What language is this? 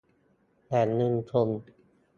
Thai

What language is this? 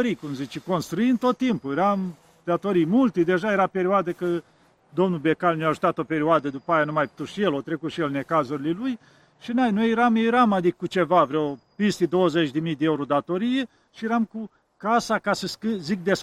Romanian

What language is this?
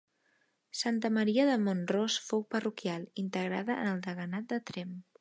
Catalan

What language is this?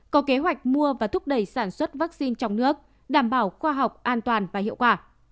Vietnamese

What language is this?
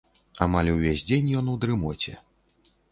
Belarusian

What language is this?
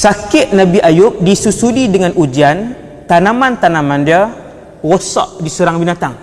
Malay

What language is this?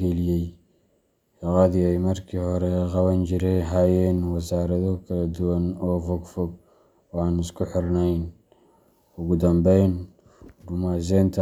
Somali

